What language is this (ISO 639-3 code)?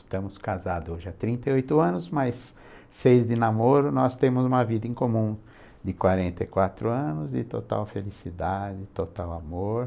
por